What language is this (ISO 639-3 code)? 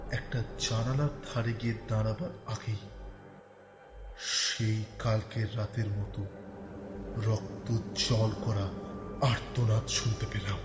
ben